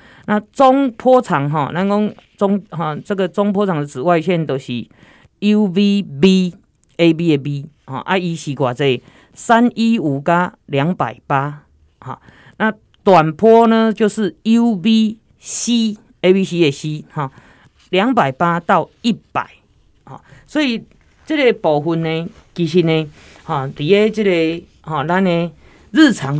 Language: Chinese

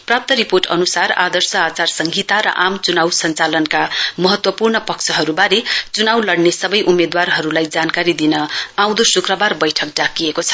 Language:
Nepali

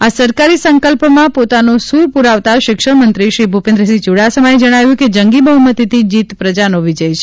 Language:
Gujarati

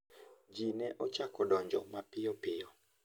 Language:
Luo (Kenya and Tanzania)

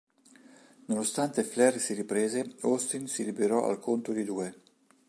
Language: Italian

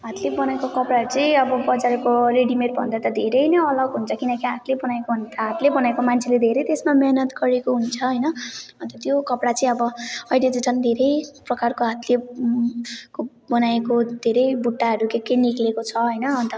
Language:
Nepali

